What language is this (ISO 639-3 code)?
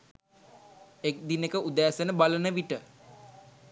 sin